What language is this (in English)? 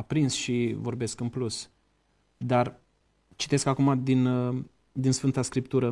Romanian